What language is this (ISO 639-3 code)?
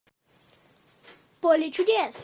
rus